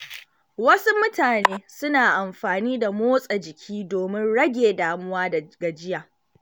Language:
Hausa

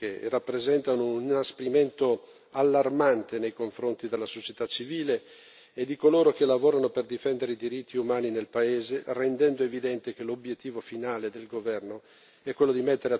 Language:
Italian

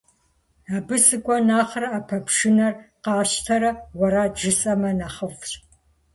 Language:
Kabardian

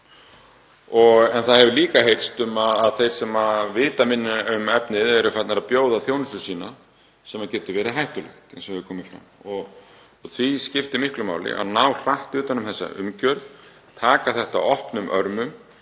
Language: Icelandic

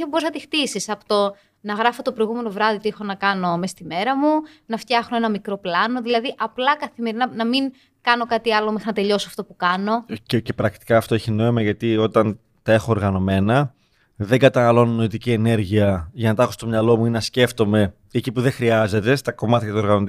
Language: Greek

